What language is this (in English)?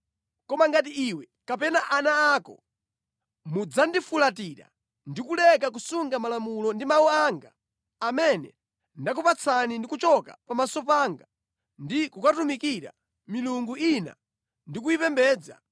Nyanja